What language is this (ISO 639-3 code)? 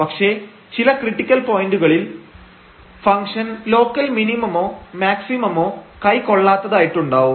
mal